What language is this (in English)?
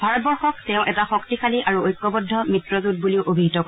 Assamese